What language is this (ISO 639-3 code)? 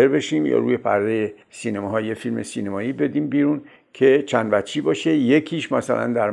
fas